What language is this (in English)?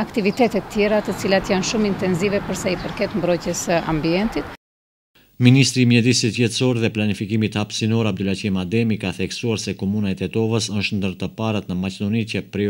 Romanian